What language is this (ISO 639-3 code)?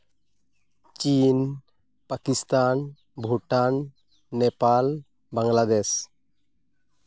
sat